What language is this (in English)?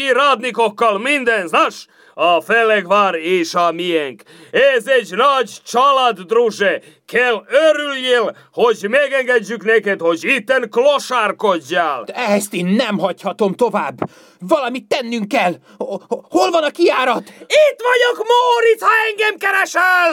Hungarian